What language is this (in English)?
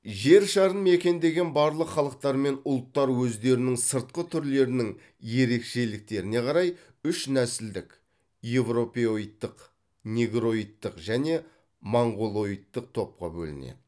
Kazakh